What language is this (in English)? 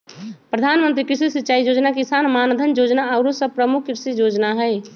Magahi